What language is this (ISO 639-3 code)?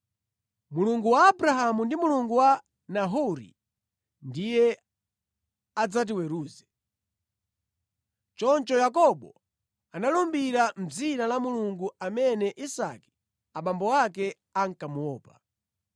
nya